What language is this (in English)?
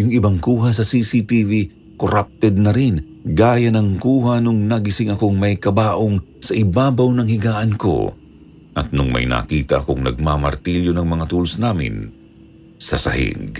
Filipino